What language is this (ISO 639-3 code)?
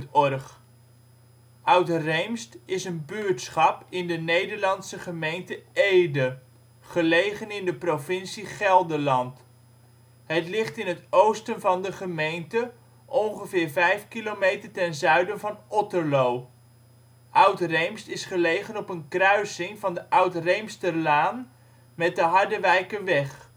nld